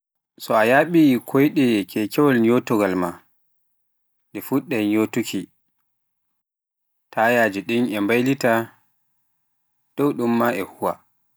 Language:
Pular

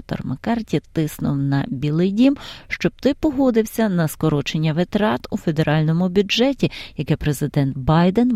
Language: Ukrainian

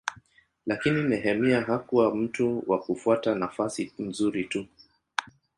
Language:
Swahili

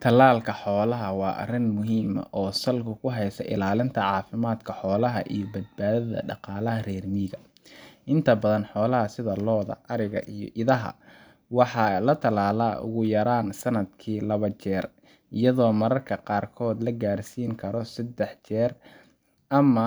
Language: Somali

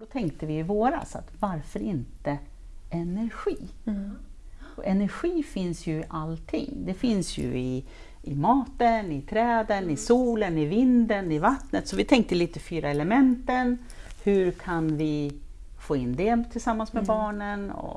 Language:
Swedish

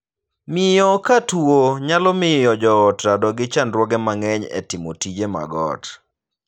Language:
Luo (Kenya and Tanzania)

